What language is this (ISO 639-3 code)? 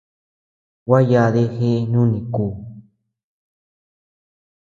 cux